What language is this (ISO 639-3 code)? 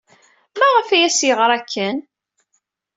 kab